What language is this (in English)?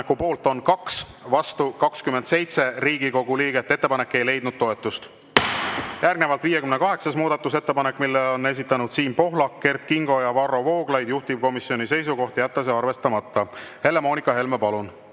Estonian